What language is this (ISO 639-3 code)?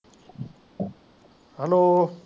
pan